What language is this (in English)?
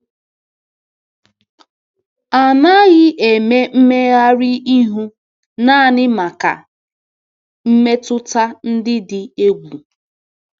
Igbo